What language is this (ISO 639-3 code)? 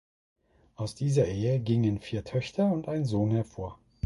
deu